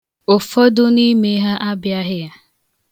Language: Igbo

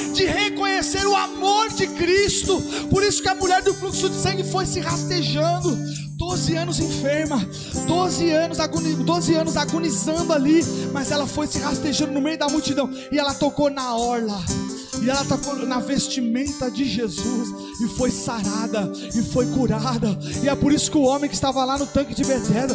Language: Portuguese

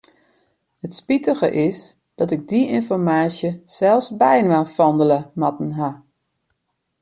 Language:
Western Frisian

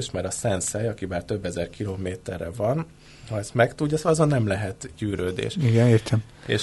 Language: Hungarian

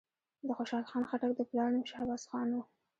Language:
Pashto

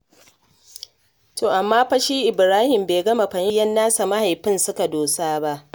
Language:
Hausa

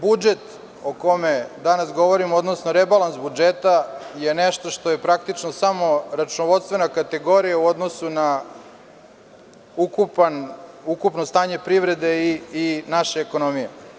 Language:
Serbian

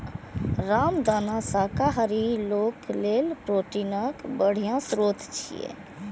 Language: Maithili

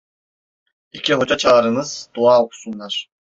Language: Turkish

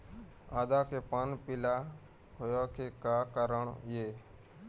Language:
Chhattisgarhi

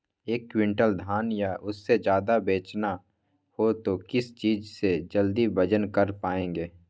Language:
Magahi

